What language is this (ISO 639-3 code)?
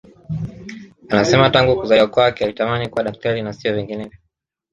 swa